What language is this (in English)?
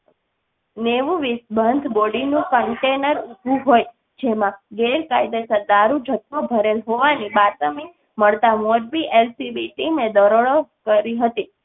Gujarati